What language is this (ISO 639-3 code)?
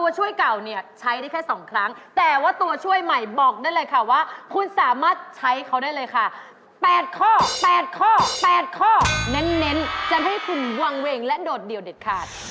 tha